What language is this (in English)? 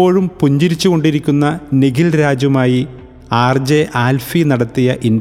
Malayalam